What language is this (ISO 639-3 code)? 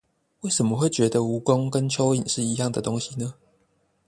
zho